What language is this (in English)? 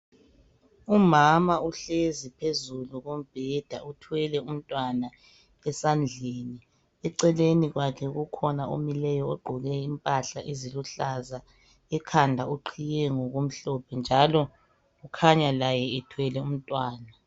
North Ndebele